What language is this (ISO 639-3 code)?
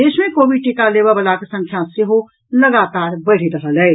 mai